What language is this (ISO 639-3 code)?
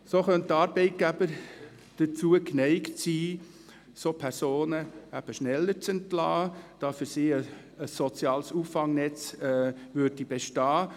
gsw